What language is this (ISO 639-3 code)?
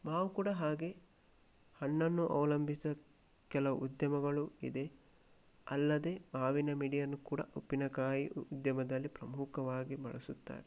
kan